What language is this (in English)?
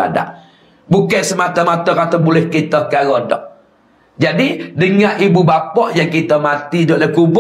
Malay